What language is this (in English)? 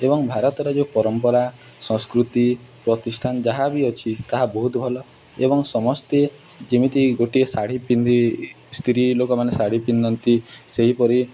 Odia